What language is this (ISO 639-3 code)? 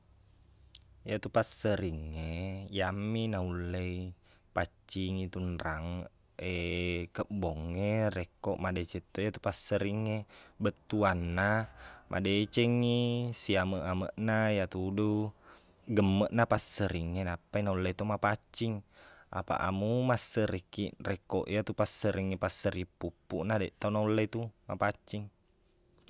bug